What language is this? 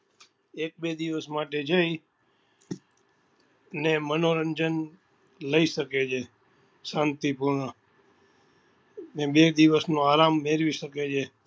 Gujarati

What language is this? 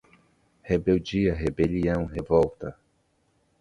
Portuguese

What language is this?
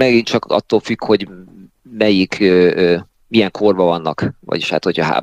Hungarian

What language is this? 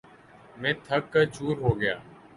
Urdu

